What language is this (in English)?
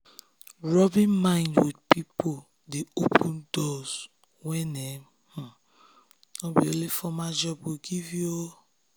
Nigerian Pidgin